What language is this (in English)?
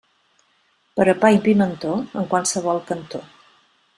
Catalan